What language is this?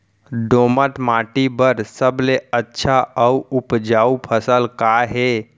Chhattisgarhi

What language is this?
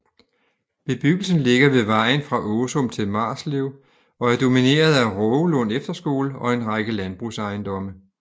Danish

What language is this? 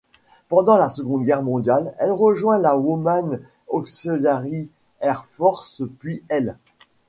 French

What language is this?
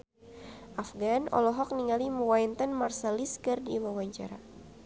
Sundanese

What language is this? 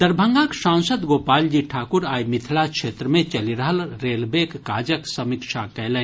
Maithili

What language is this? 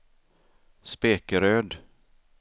Swedish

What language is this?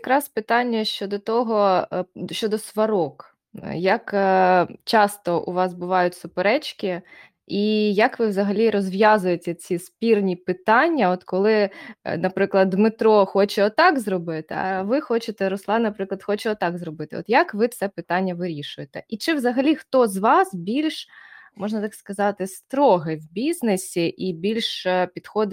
Ukrainian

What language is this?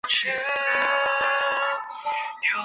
Chinese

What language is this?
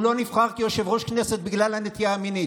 Hebrew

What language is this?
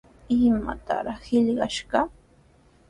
Sihuas Ancash Quechua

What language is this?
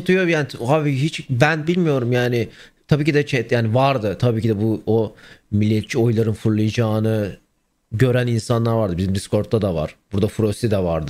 Turkish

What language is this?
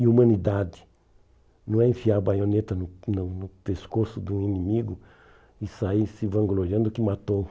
Portuguese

